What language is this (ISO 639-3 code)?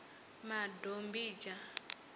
ven